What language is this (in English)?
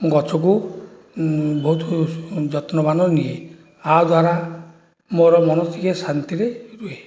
Odia